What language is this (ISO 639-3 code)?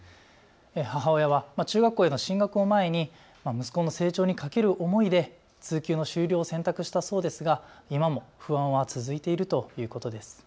jpn